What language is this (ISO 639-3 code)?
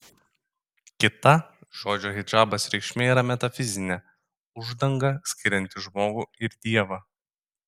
lit